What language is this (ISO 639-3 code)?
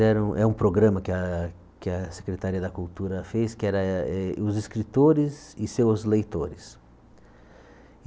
por